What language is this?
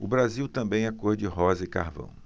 Portuguese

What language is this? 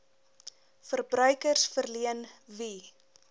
Afrikaans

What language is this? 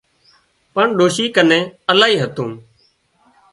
Wadiyara Koli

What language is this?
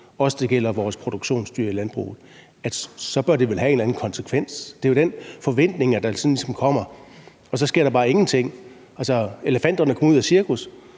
Danish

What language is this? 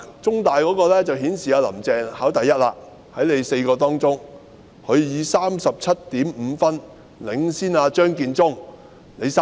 Cantonese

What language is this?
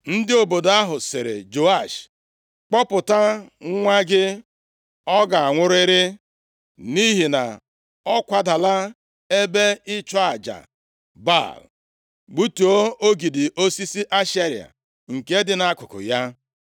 Igbo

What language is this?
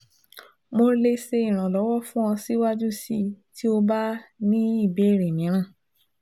Yoruba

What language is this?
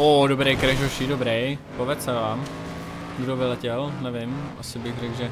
Czech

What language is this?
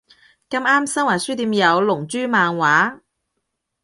Cantonese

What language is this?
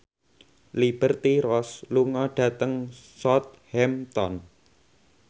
Javanese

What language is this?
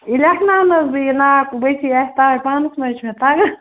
Kashmiri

